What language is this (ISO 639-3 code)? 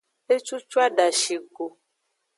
ajg